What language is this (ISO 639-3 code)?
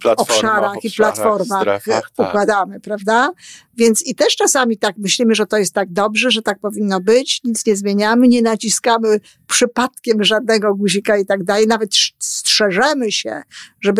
pol